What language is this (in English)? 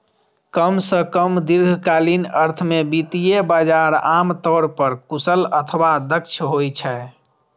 Maithili